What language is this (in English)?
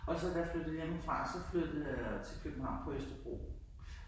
Danish